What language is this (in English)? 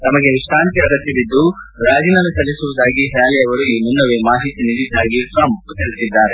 Kannada